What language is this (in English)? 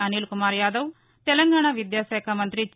Telugu